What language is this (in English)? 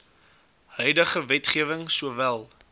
Afrikaans